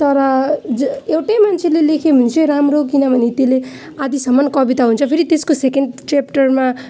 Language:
Nepali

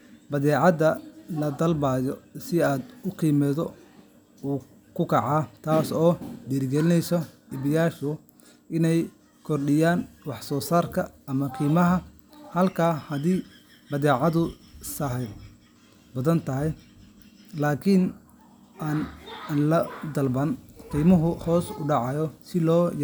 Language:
Somali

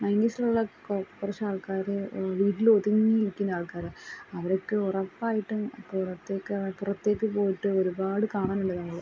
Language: Malayalam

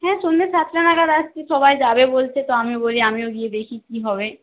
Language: Bangla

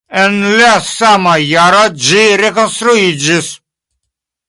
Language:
Esperanto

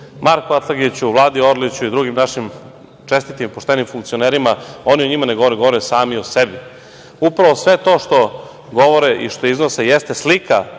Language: Serbian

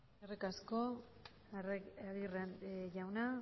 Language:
Basque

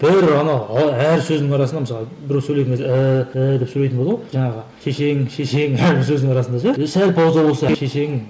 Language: Kazakh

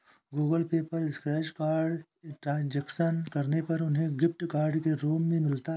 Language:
Hindi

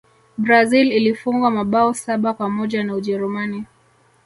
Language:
Swahili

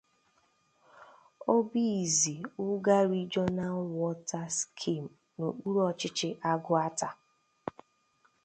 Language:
Igbo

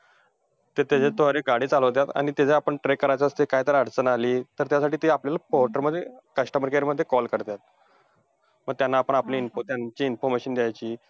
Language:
Marathi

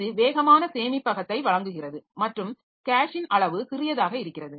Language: Tamil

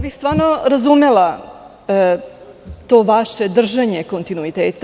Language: Serbian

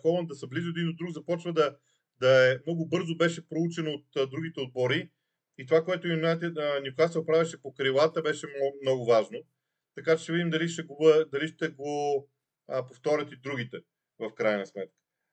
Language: Bulgarian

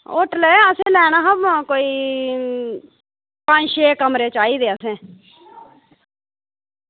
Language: Dogri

